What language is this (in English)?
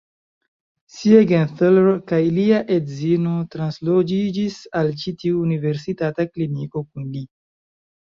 Esperanto